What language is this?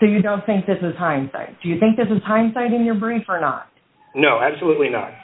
English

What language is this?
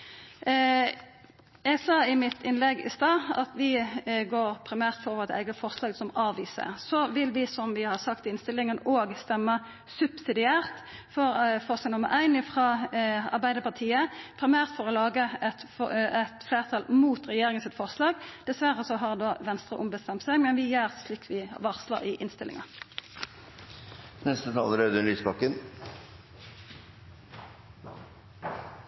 Norwegian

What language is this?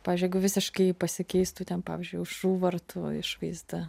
Lithuanian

